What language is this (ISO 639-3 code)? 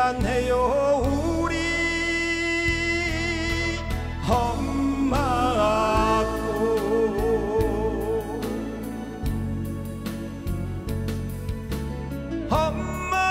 kor